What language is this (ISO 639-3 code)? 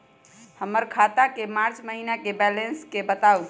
mag